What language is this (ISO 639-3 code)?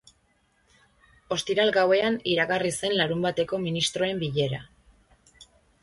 eus